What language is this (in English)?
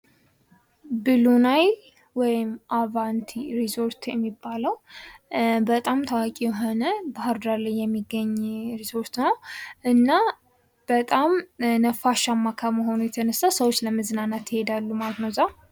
Amharic